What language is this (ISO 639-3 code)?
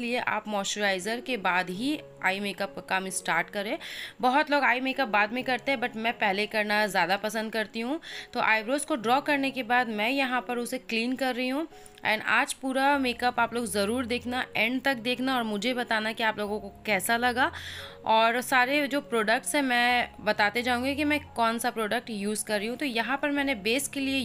hin